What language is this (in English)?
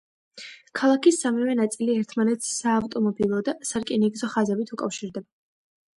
Georgian